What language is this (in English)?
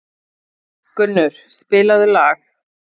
Icelandic